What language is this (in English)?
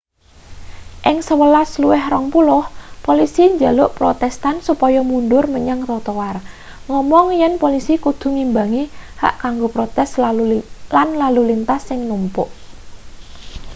Javanese